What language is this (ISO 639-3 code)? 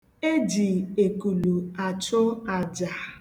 ibo